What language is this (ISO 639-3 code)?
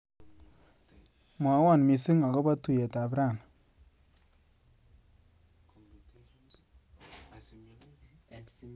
kln